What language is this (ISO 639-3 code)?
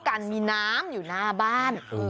tha